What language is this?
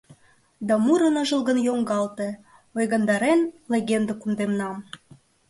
Mari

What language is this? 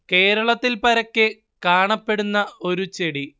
Malayalam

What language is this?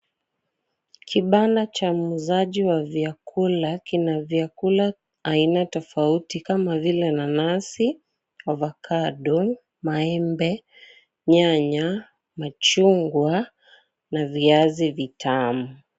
Swahili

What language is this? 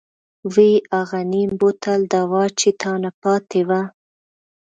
Pashto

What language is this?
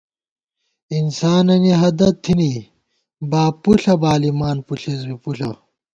Gawar-Bati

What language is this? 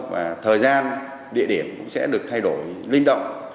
Vietnamese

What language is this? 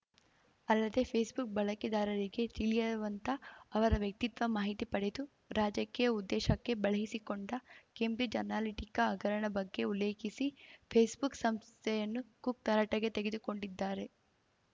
Kannada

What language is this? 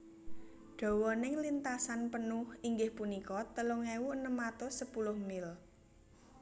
Javanese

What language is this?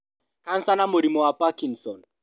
Kikuyu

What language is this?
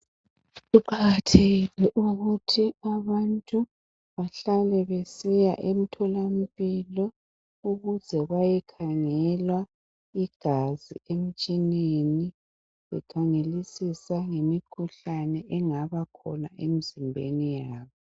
North Ndebele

